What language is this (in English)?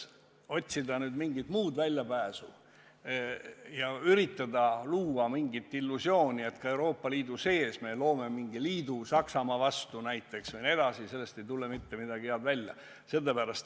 Estonian